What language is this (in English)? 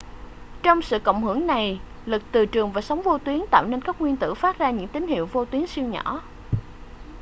Vietnamese